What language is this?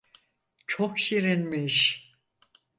Turkish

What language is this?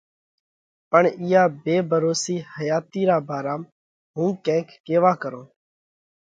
Parkari Koli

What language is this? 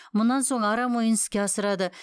Kazakh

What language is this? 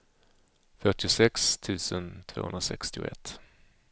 Swedish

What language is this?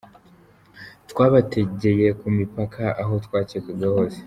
Kinyarwanda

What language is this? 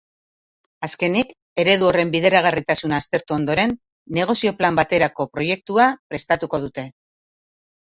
Basque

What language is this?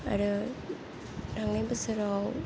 Bodo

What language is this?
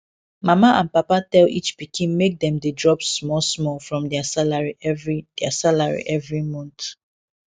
Nigerian Pidgin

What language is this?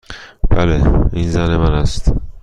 Persian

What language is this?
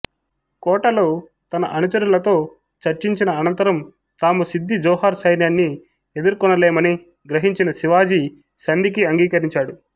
Telugu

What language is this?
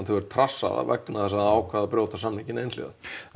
Icelandic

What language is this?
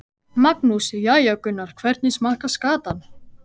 Icelandic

